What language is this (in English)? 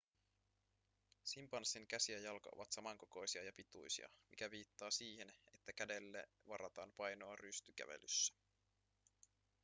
Finnish